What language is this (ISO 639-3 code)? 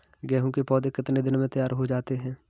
hin